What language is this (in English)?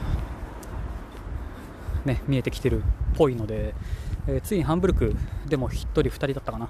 Japanese